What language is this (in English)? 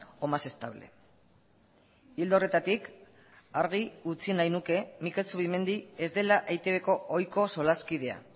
Basque